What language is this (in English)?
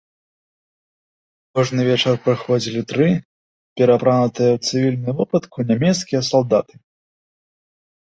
Belarusian